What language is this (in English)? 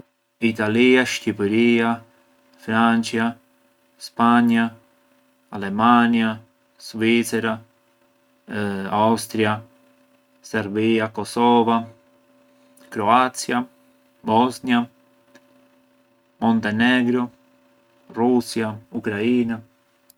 Arbëreshë Albanian